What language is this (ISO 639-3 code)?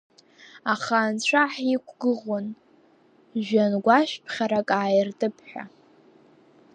abk